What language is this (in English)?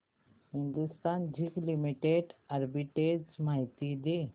Marathi